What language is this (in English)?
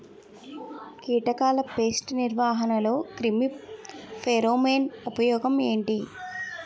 Telugu